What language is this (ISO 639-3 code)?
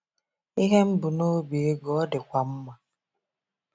ibo